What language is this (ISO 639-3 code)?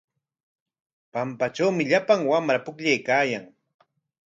qwa